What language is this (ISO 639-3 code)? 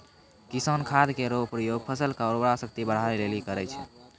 mai